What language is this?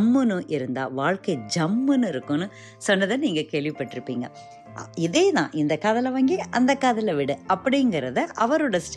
Tamil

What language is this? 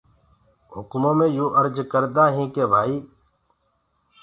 Gurgula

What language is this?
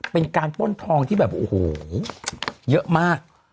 Thai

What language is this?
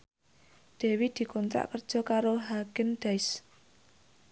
Javanese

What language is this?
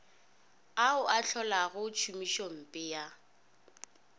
Northern Sotho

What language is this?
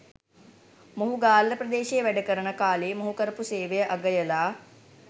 Sinhala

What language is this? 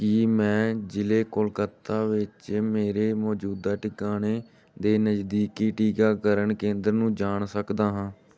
Punjabi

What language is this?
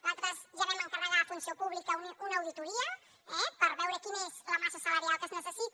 Catalan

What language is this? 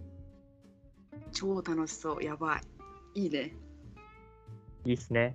Japanese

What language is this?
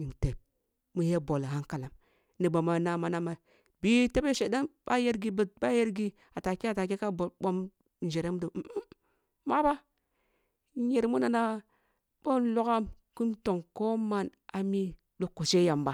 Kulung (Nigeria)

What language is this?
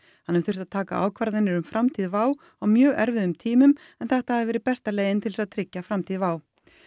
Icelandic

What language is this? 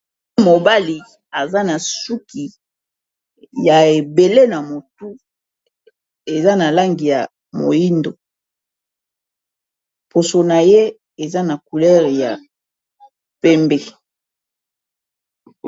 Lingala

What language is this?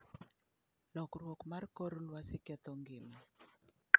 Luo (Kenya and Tanzania)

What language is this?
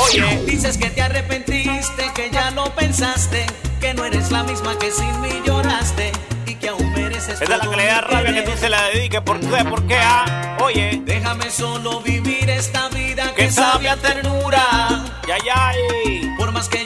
Spanish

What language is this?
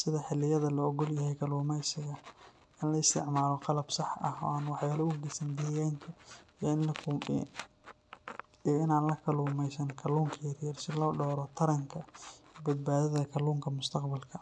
Somali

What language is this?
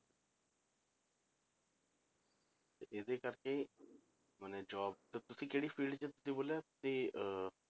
Punjabi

